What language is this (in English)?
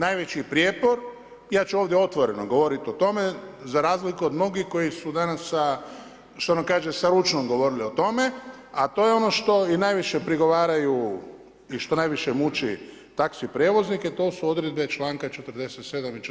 Croatian